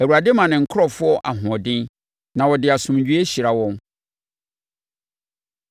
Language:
Akan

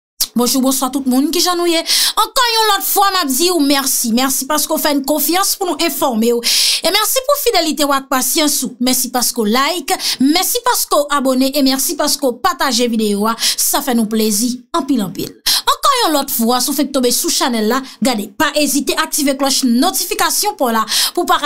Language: French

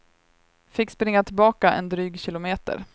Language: Swedish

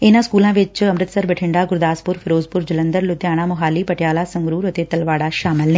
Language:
Punjabi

